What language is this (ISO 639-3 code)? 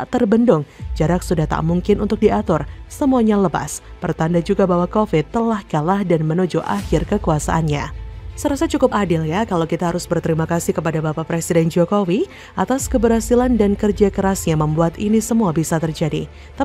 ind